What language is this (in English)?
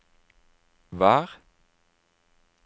Norwegian